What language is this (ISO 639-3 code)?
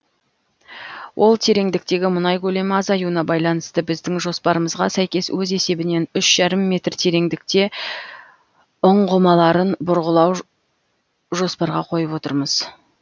kaz